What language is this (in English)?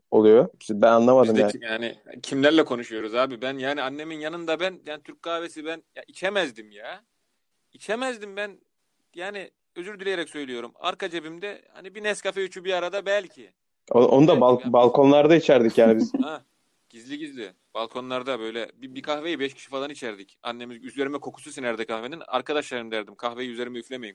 Turkish